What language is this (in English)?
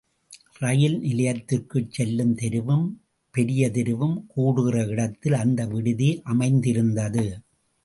Tamil